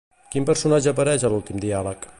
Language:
Catalan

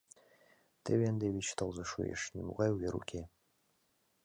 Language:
Mari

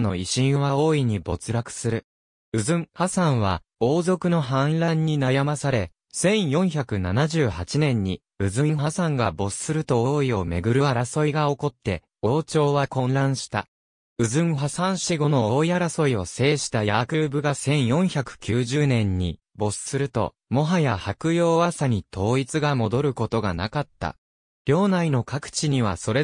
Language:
Japanese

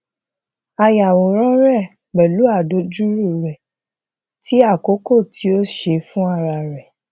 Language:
Yoruba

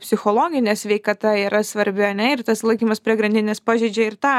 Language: Lithuanian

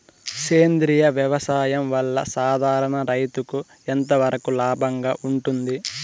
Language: Telugu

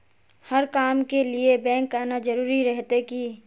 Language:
Magahi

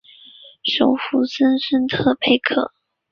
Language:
Chinese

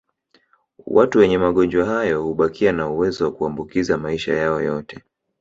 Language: Swahili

